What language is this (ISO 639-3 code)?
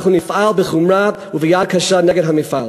heb